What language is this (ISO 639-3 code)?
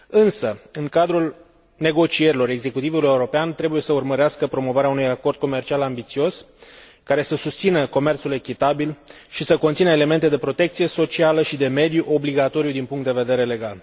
ron